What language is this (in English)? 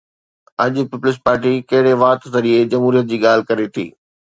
Sindhi